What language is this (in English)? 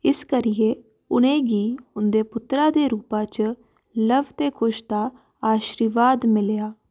Dogri